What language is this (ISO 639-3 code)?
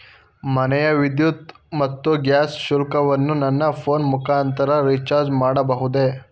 kan